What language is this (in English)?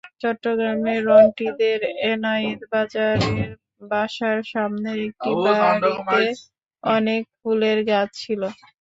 Bangla